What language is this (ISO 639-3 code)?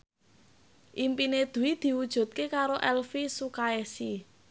jav